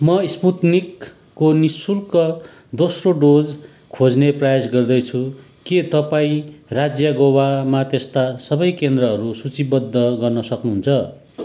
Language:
Nepali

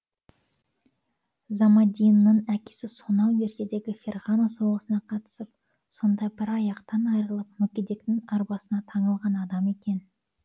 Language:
Kazakh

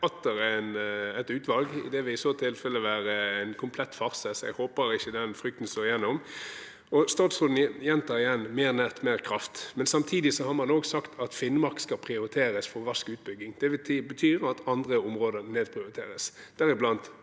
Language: Norwegian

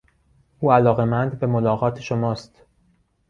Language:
Persian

